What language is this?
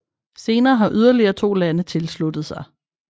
Danish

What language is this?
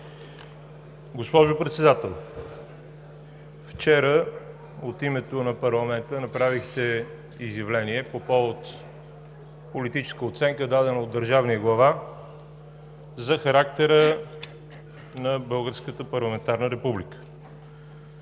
Bulgarian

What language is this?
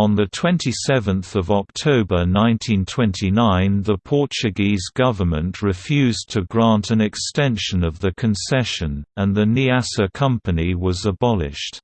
English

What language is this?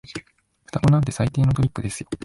Japanese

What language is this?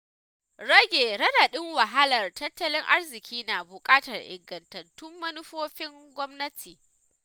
Hausa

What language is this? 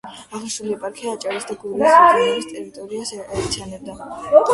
Georgian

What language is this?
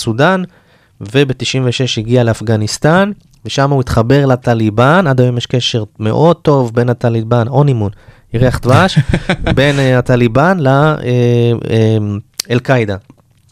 Hebrew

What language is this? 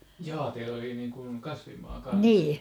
Finnish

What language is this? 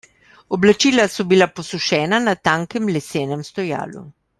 Slovenian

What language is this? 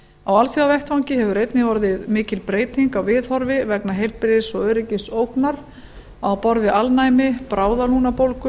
Icelandic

